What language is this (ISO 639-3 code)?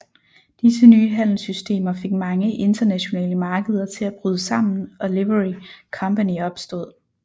dan